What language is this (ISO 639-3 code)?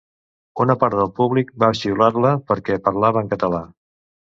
cat